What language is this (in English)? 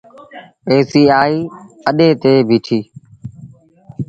Sindhi Bhil